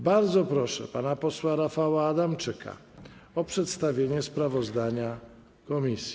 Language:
Polish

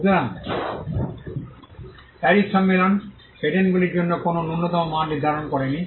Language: Bangla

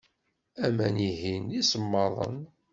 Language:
Kabyle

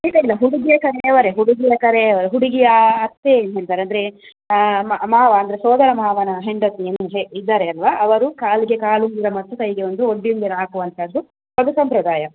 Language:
Kannada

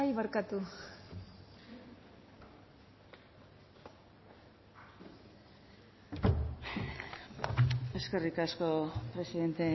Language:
Basque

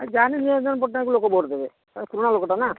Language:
Odia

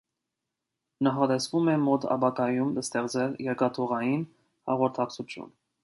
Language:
Armenian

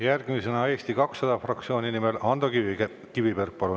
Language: Estonian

